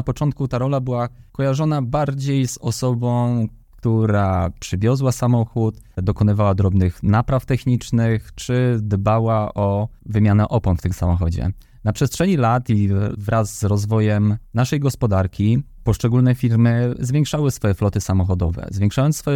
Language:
Polish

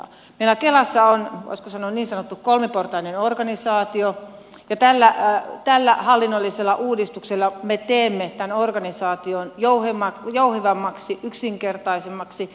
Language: Finnish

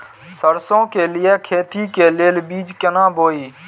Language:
Maithili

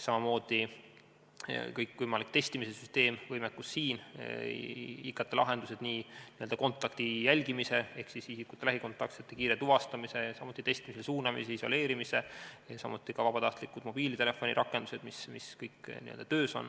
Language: Estonian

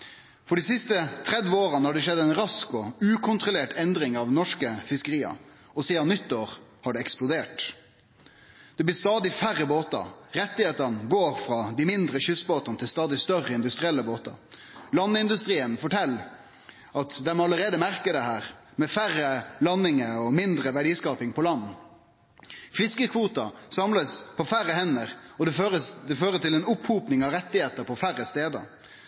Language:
Norwegian Nynorsk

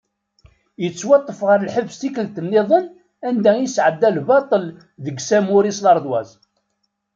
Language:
Kabyle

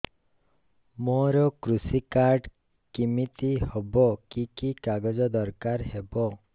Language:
Odia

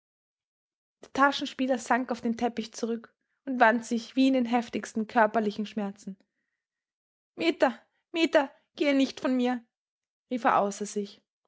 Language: German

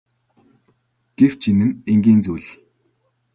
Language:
Mongolian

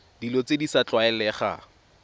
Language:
Tswana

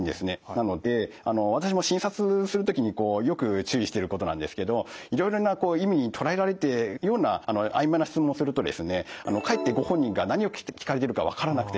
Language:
Japanese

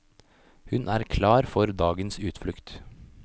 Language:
Norwegian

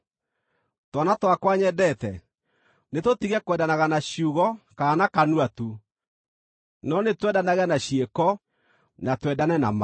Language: Kikuyu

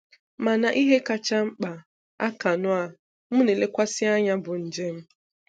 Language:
Igbo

